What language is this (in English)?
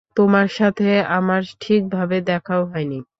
Bangla